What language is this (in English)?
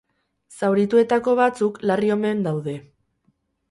Basque